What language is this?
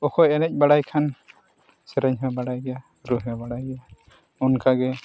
Santali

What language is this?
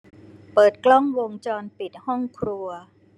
Thai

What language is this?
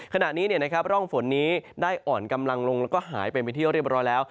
Thai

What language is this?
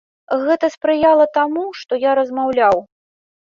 Belarusian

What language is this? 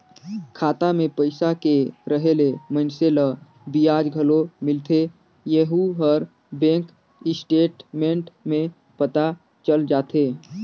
Chhattisgarhi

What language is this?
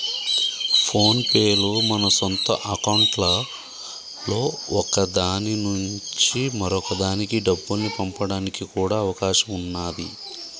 Telugu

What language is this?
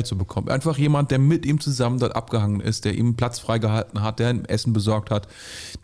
German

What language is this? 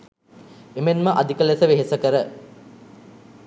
Sinhala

